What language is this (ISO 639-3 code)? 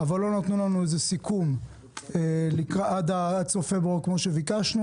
heb